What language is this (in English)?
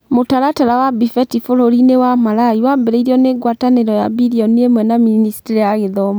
Kikuyu